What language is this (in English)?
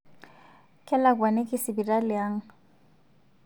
Masai